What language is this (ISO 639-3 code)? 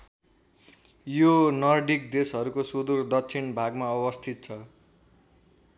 nep